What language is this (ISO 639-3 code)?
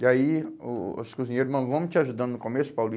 por